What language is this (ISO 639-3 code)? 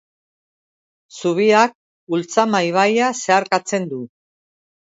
eus